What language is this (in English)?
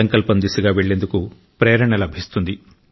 Telugu